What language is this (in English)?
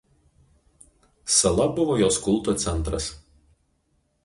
Lithuanian